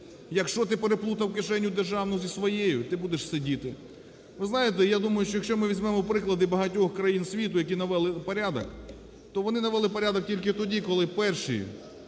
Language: Ukrainian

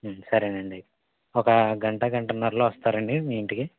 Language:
Telugu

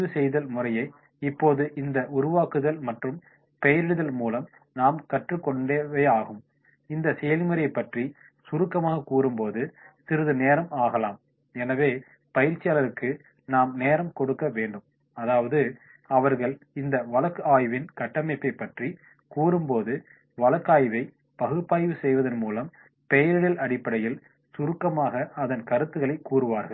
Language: Tamil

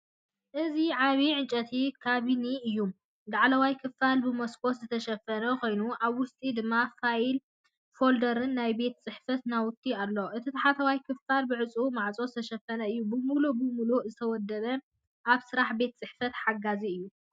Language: Tigrinya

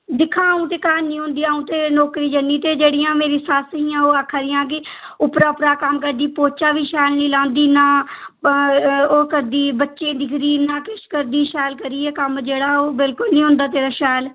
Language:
Dogri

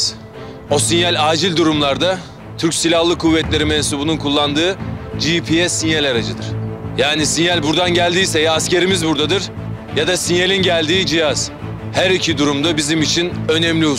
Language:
Turkish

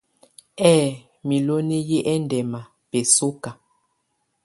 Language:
Tunen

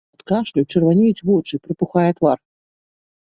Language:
Belarusian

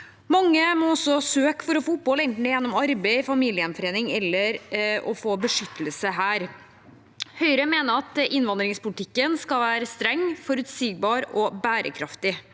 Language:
Norwegian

